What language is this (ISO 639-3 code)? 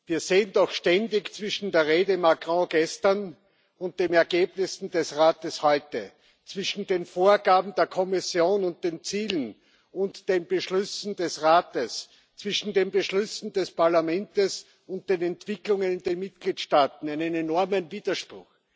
deu